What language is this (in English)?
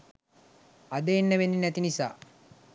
Sinhala